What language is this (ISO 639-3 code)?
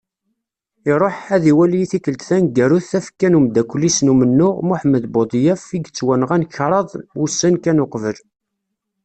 kab